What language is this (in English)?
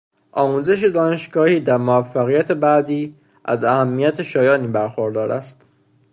Persian